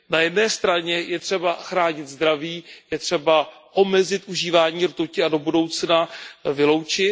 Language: Czech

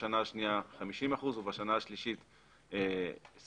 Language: Hebrew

